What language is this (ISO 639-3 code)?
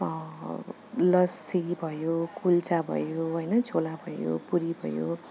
nep